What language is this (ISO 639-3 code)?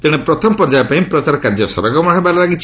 ori